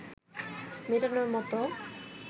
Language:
Bangla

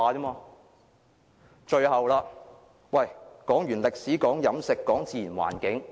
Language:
Cantonese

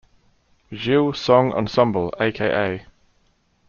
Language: English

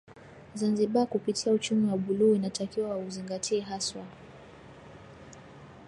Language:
Swahili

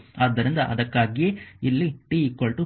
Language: Kannada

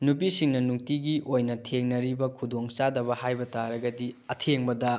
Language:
Manipuri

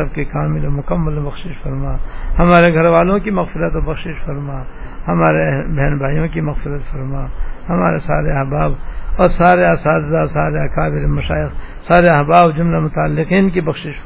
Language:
Urdu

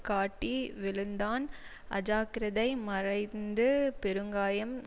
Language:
Tamil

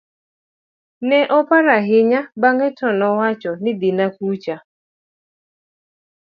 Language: Luo (Kenya and Tanzania)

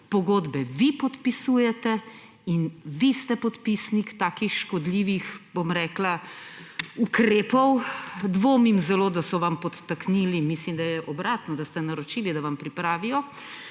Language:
Slovenian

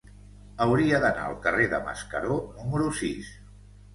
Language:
Catalan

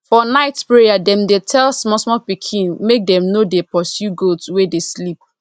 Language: Nigerian Pidgin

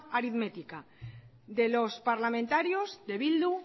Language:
Spanish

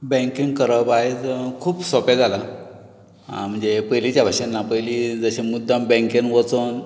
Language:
Konkani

